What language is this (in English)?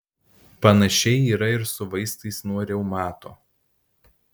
Lithuanian